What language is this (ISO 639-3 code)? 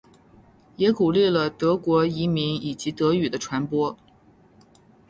zho